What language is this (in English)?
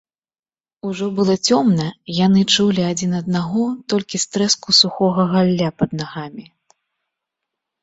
Belarusian